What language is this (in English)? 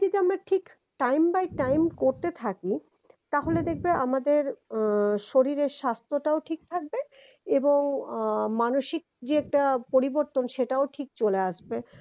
Bangla